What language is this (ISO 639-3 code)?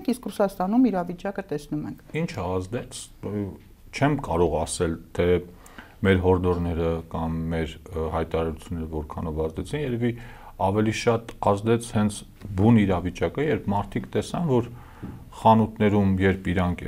ron